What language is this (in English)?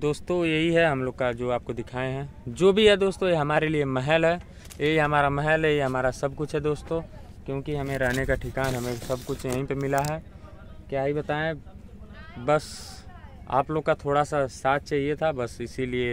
Hindi